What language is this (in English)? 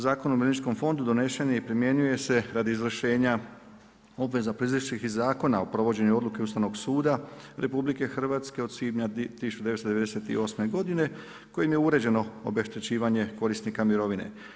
Croatian